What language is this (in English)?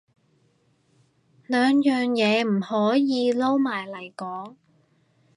Cantonese